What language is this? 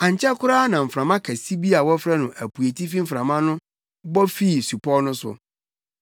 Akan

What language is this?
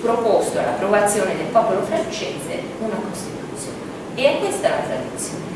Italian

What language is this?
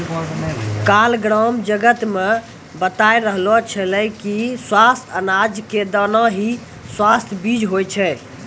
Maithili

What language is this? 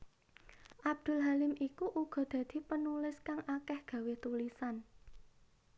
Javanese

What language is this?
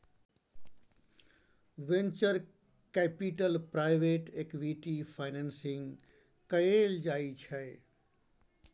Maithili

